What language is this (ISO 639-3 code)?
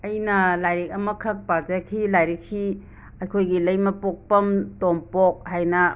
mni